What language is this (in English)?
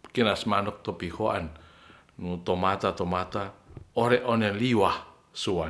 Ratahan